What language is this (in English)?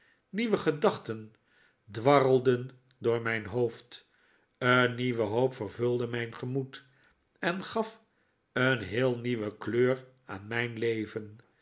Dutch